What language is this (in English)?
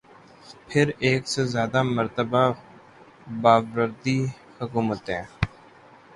Urdu